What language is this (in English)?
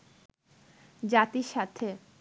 Bangla